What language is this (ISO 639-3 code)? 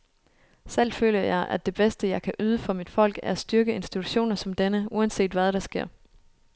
dan